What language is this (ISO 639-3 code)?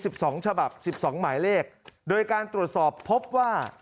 tha